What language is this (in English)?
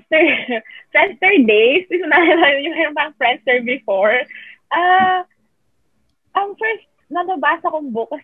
Filipino